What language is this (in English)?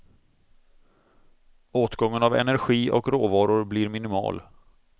Swedish